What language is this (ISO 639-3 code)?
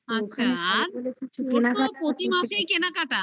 ben